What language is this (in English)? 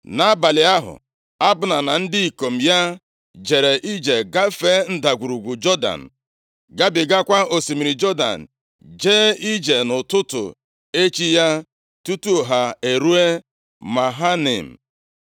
Igbo